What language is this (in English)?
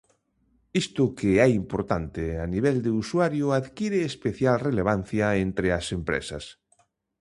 Galician